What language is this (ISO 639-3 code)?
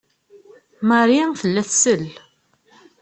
kab